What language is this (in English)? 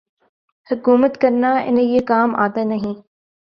Urdu